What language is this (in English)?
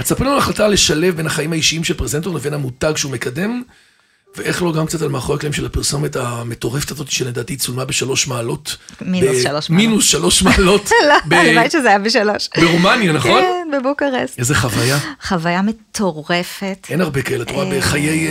Hebrew